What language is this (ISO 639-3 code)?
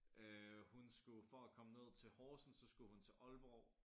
dan